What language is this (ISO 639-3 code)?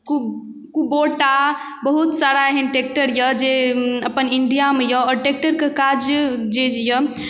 mai